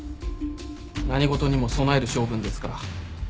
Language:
Japanese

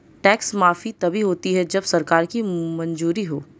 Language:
Hindi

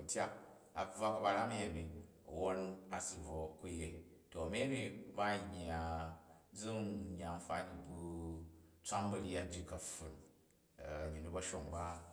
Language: Jju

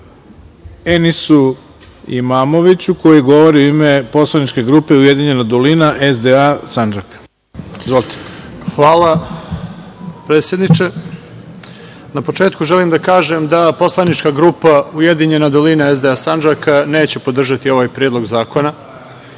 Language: Serbian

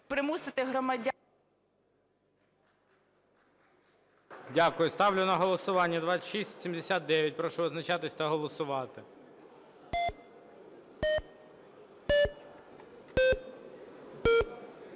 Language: Ukrainian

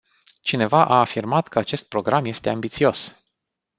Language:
Romanian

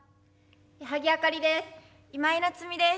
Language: Japanese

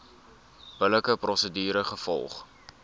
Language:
Afrikaans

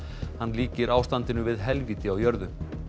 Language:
Icelandic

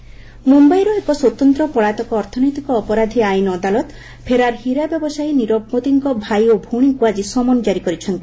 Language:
Odia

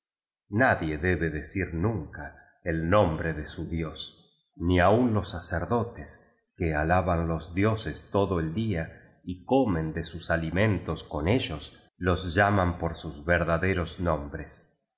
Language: Spanish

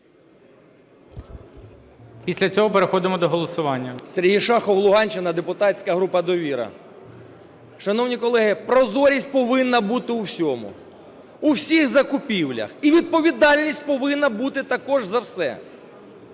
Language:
Ukrainian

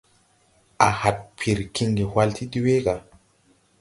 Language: Tupuri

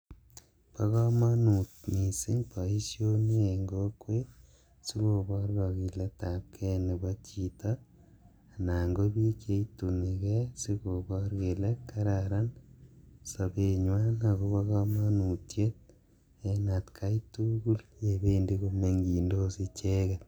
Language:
Kalenjin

